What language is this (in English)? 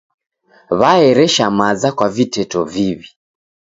Taita